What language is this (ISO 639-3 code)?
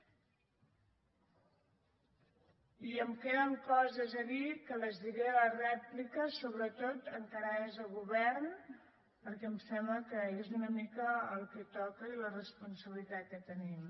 cat